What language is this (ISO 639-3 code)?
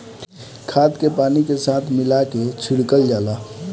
bho